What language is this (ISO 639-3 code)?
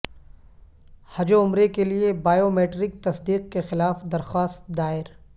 urd